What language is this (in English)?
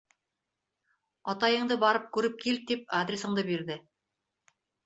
Bashkir